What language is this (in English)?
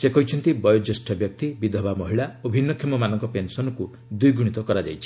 Odia